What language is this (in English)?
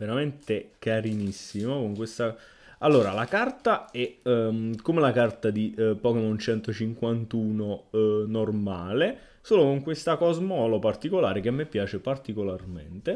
Italian